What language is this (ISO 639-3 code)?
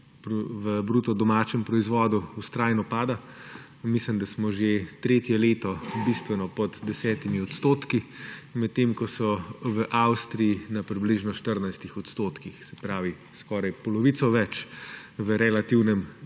slv